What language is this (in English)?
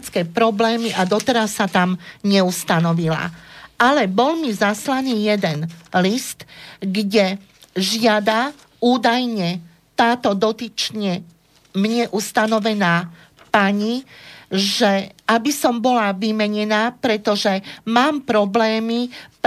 Slovak